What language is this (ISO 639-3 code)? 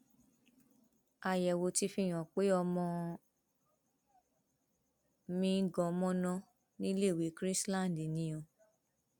yor